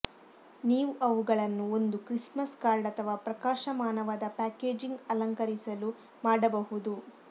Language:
Kannada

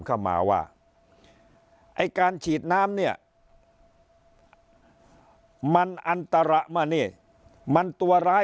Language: Thai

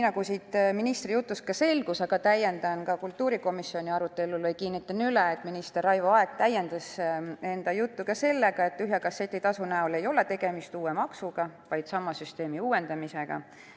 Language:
Estonian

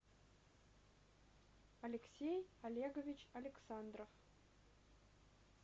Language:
Russian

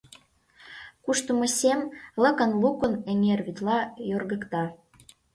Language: Mari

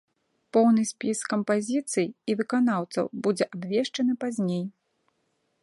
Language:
Belarusian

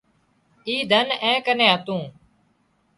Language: Wadiyara Koli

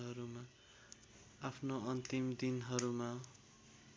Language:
Nepali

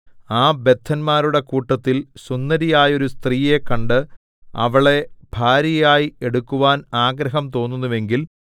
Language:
Malayalam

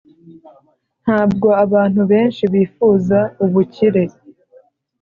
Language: Kinyarwanda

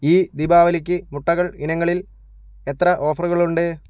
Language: Malayalam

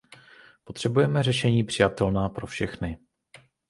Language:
Czech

